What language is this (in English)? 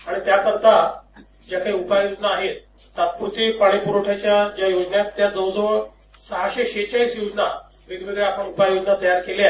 Marathi